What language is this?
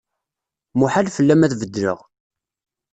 Kabyle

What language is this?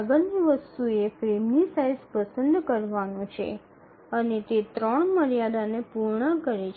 Gujarati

